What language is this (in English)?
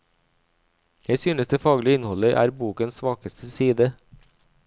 Norwegian